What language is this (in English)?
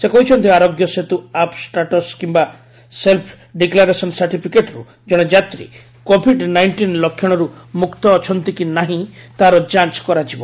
Odia